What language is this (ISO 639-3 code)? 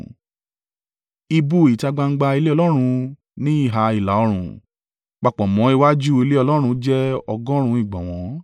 yor